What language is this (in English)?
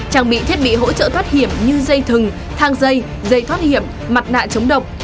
Vietnamese